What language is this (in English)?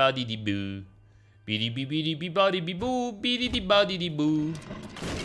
Italian